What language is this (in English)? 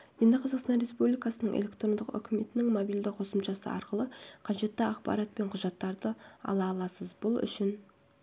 Kazakh